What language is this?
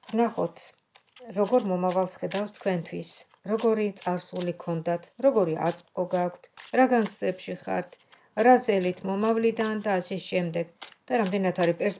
Romanian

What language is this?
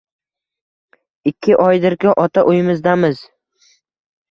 Uzbek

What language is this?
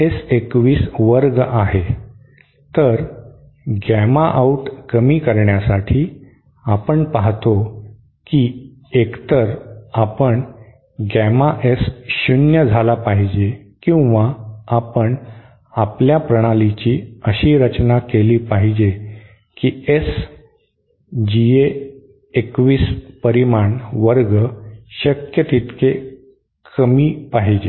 Marathi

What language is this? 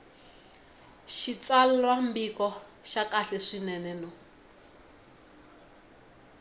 Tsonga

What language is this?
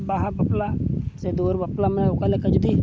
Santali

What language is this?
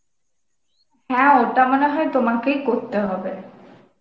Bangla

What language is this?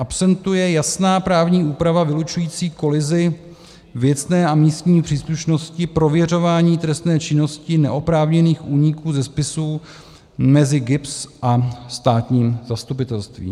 Czech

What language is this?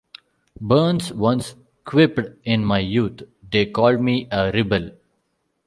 English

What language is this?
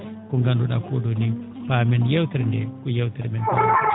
Fula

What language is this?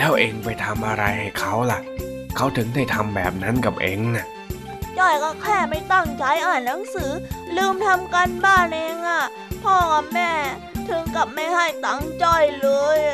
Thai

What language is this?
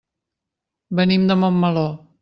Catalan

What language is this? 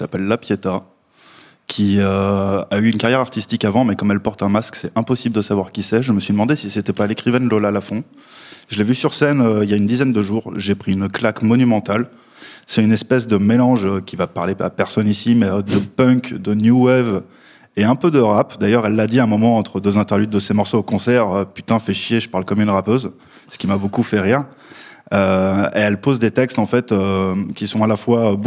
French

